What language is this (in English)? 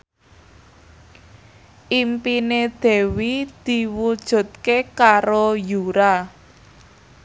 Javanese